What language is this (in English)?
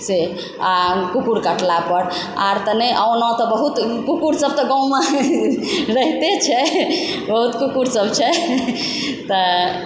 Maithili